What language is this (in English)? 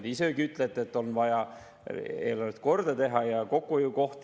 Estonian